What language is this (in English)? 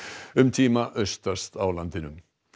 Icelandic